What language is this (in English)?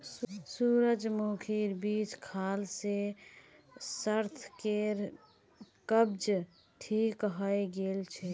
Magahi